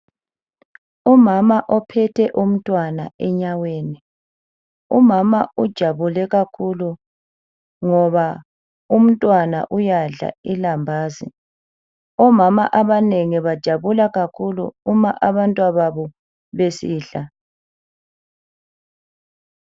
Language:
North Ndebele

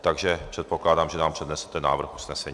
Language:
Czech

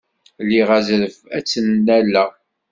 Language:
Kabyle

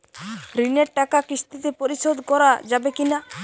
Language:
Bangla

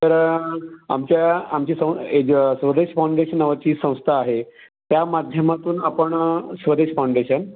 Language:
Marathi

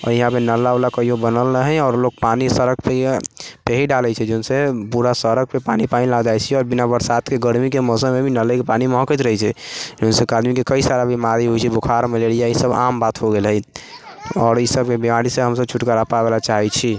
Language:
Maithili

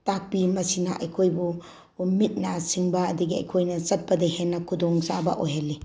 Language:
Manipuri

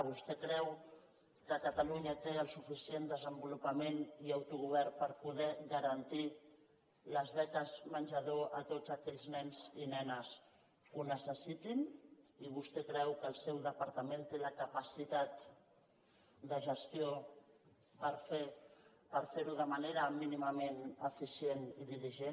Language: Catalan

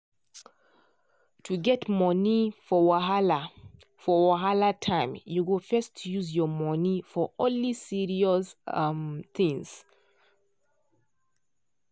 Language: Nigerian Pidgin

